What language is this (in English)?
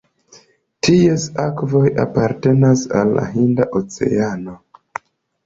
Esperanto